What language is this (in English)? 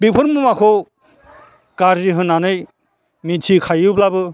Bodo